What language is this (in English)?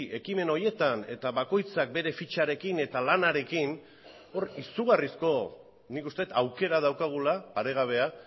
Basque